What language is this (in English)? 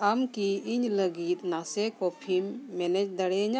Santali